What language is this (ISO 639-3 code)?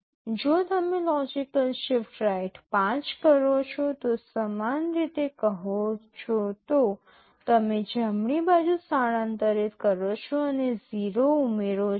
guj